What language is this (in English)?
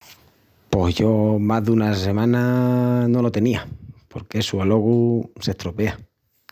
Extremaduran